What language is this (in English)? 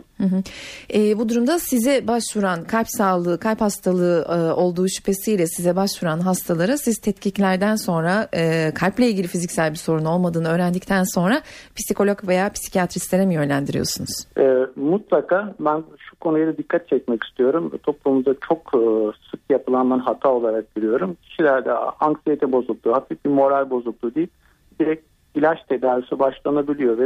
Turkish